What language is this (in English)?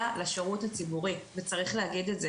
Hebrew